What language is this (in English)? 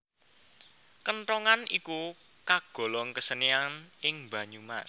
Javanese